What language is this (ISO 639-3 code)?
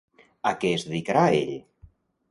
cat